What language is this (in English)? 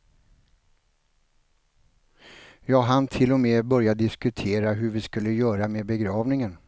Swedish